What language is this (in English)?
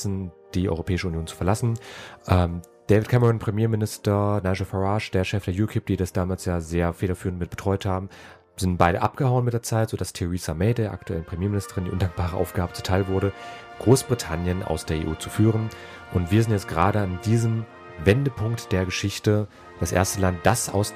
German